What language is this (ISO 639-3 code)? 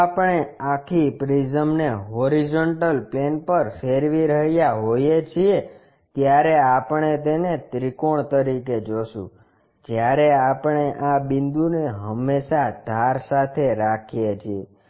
guj